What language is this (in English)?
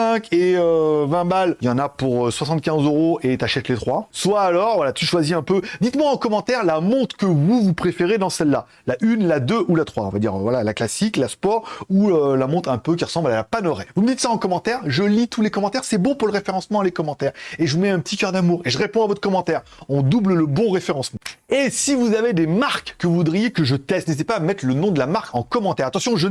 French